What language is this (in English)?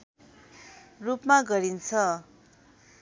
Nepali